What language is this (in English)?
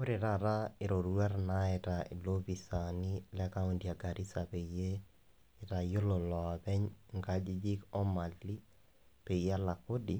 Masai